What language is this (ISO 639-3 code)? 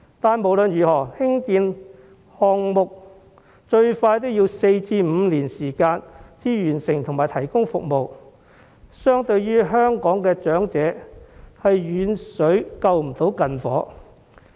yue